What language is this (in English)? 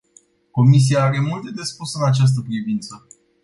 Romanian